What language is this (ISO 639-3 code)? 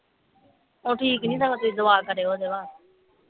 pan